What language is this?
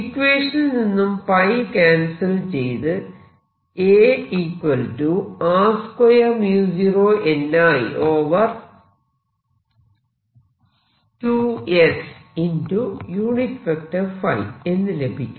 Malayalam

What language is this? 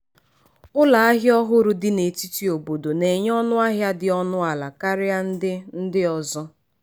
Igbo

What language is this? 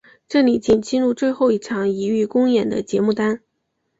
Chinese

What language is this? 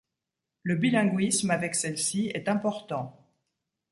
French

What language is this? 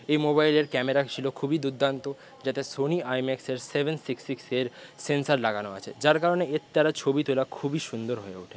Bangla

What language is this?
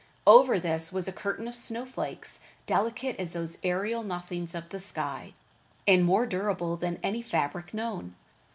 English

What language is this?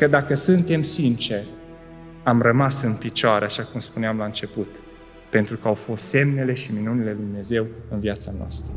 Romanian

